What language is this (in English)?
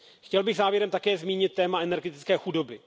Czech